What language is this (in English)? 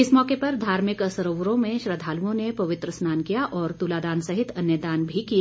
Hindi